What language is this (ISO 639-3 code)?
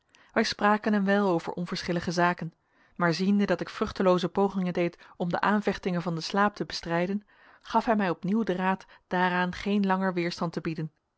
nld